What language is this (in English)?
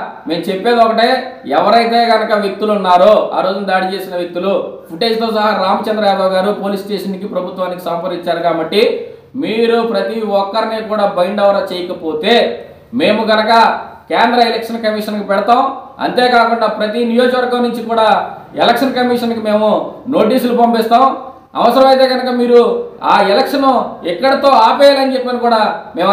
Telugu